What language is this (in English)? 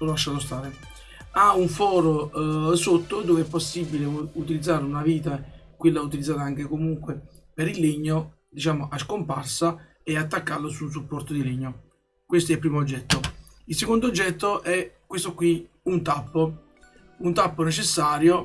Italian